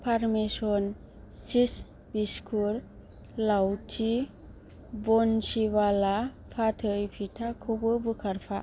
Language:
Bodo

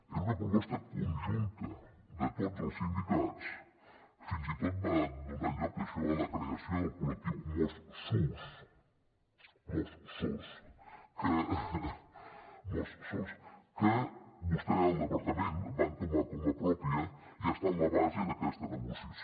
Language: Catalan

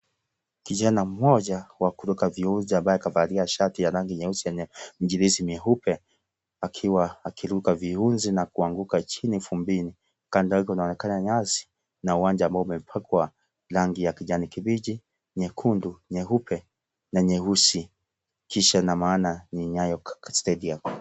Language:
Swahili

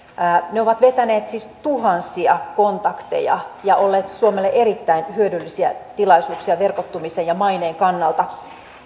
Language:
Finnish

